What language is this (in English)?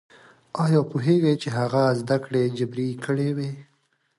Pashto